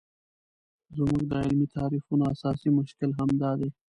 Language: Pashto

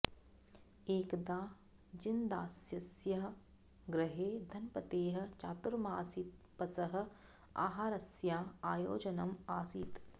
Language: Sanskrit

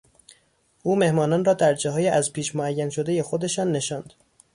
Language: Persian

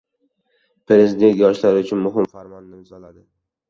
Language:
Uzbek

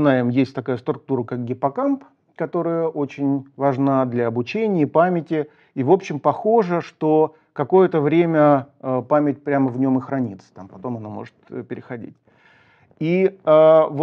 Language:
Russian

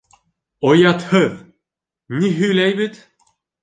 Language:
Bashkir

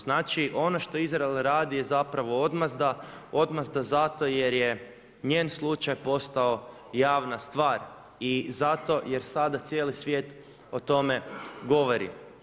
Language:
Croatian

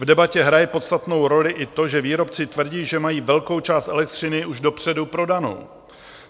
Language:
Czech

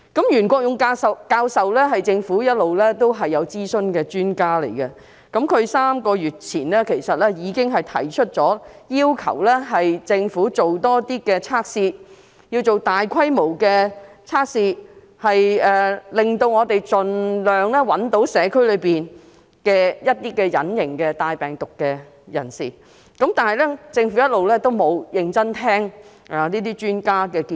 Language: Cantonese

